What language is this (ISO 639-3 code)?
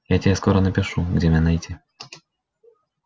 rus